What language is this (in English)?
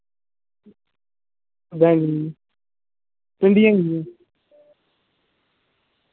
Dogri